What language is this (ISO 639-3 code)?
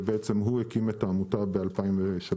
heb